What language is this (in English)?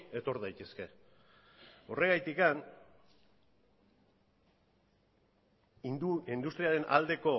Basque